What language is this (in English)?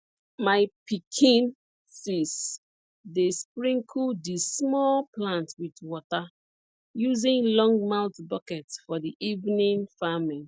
Nigerian Pidgin